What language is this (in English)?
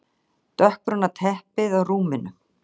Icelandic